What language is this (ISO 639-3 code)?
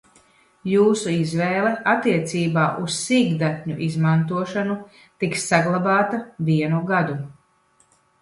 lav